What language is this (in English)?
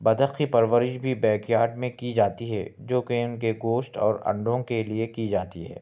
Urdu